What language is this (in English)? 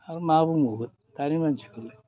Bodo